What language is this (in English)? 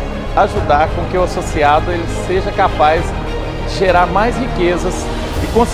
Portuguese